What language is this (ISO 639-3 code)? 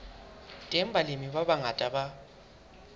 sot